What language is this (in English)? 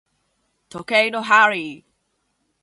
Japanese